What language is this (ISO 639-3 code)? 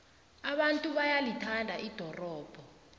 nbl